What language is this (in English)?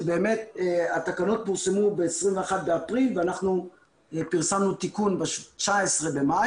Hebrew